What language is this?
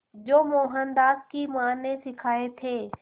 Hindi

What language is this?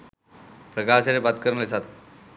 Sinhala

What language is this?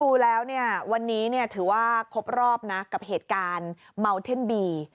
Thai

